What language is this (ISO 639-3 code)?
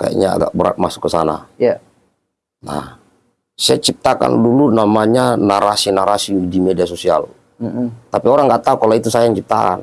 ind